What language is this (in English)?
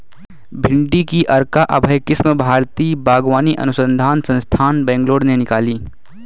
Hindi